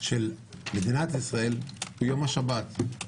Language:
Hebrew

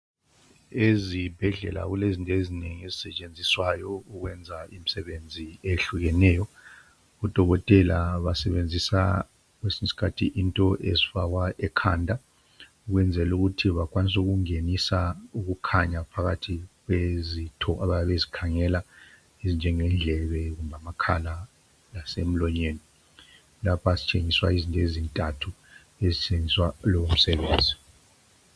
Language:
North Ndebele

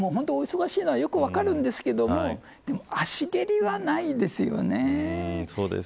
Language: Japanese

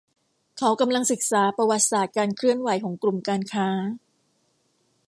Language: Thai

